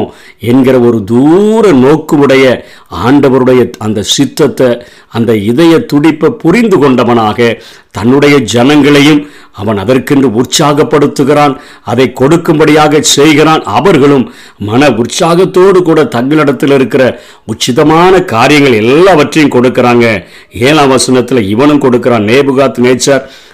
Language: Tamil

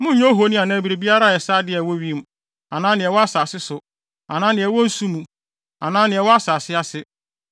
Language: Akan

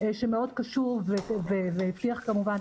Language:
Hebrew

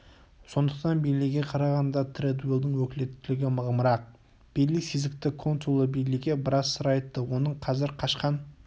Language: Kazakh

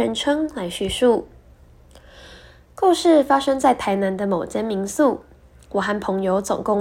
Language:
Chinese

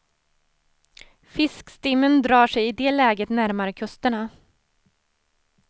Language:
Swedish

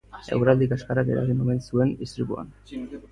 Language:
Basque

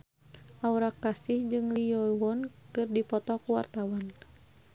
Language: Sundanese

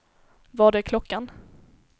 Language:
Swedish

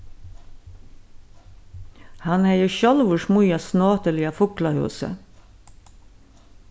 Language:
Faroese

